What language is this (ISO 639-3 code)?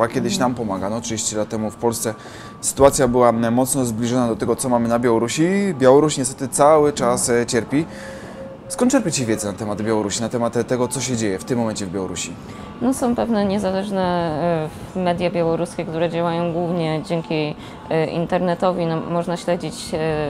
pol